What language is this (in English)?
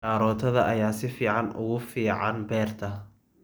Somali